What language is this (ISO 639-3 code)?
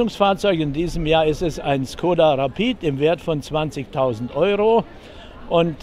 deu